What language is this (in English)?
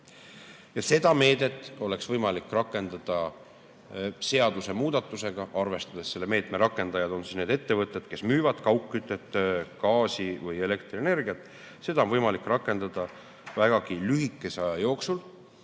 Estonian